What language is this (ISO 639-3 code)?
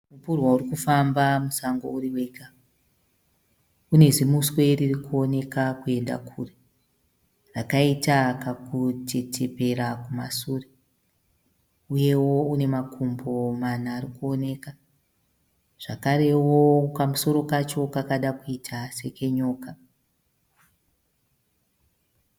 sna